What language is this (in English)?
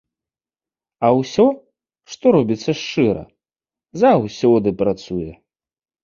Belarusian